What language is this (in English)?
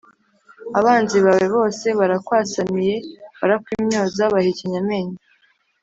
Kinyarwanda